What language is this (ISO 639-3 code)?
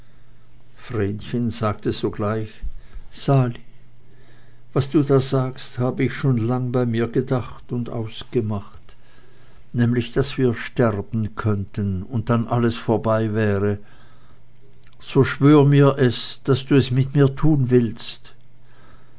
deu